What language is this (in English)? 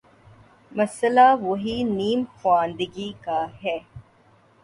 Urdu